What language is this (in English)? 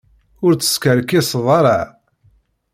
Kabyle